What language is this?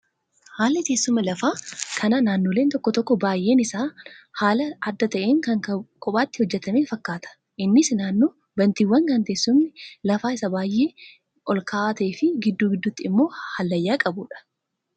Oromo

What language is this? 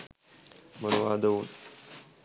Sinhala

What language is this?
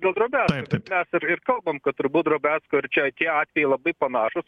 Lithuanian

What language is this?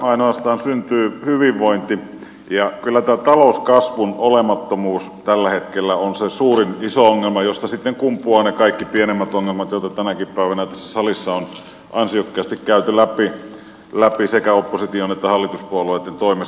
Finnish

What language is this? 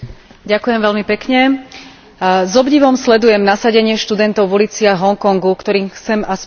Slovak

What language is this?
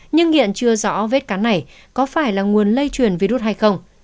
Vietnamese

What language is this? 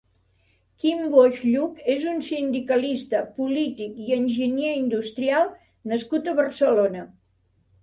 Catalan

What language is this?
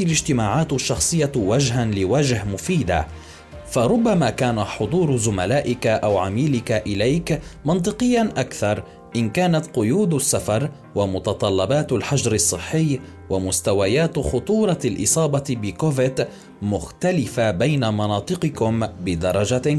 Arabic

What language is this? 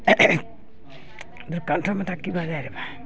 Maithili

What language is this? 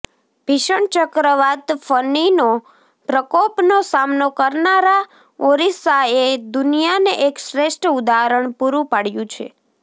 Gujarati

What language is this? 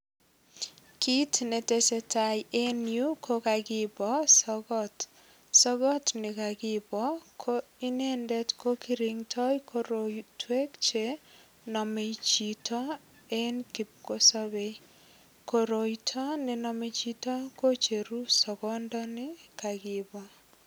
Kalenjin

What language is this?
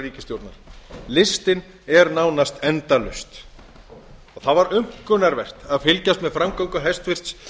Icelandic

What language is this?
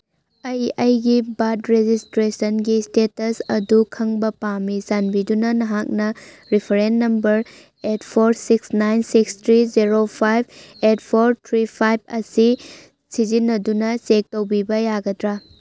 Manipuri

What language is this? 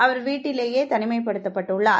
Tamil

